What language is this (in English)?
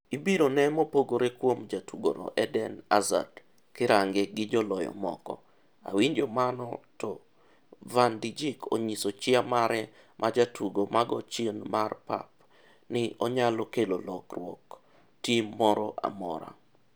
Luo (Kenya and Tanzania)